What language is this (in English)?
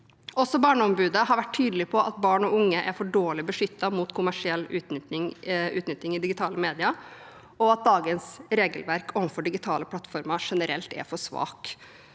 Norwegian